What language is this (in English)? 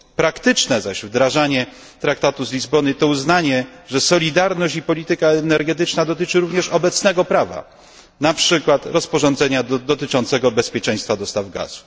Polish